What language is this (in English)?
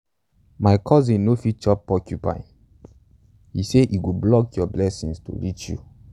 Nigerian Pidgin